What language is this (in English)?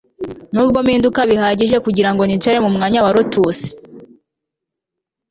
Kinyarwanda